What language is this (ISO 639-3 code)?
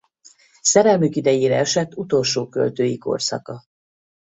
hun